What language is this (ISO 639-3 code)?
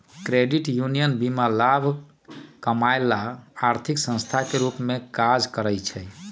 mag